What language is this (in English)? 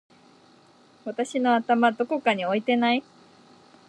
Japanese